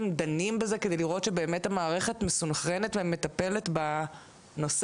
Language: Hebrew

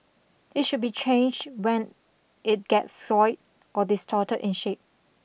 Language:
English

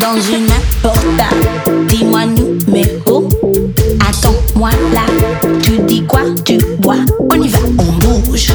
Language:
Ukrainian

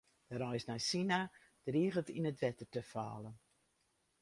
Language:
Western Frisian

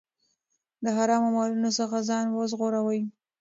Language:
Pashto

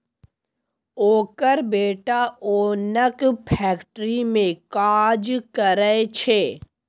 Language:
Maithili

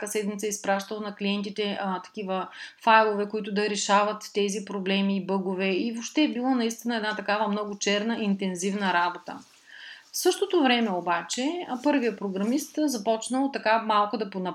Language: Bulgarian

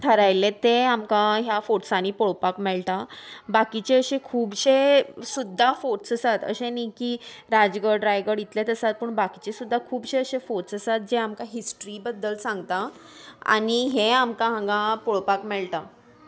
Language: Konkani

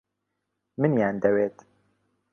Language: Central Kurdish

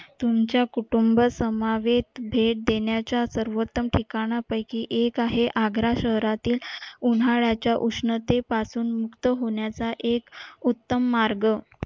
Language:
Marathi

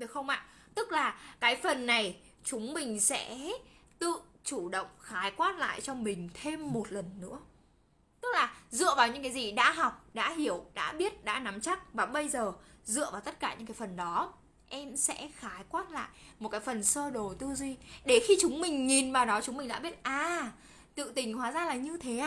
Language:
Vietnamese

